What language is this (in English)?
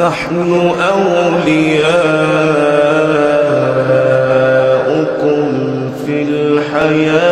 Arabic